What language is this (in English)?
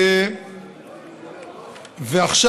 Hebrew